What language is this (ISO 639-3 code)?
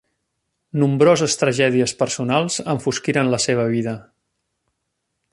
cat